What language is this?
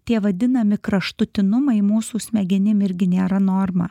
Lithuanian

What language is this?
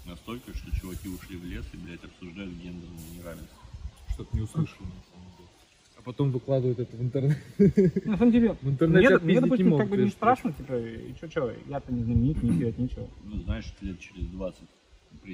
Russian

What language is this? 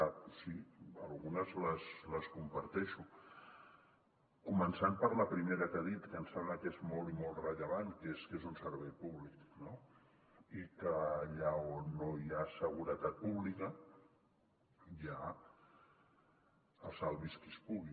Catalan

